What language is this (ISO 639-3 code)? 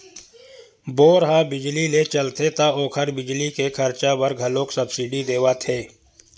hne